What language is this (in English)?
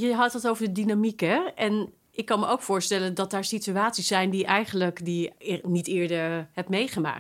Dutch